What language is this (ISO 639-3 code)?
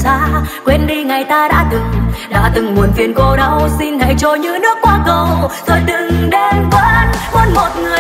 vie